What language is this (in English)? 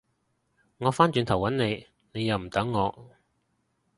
Cantonese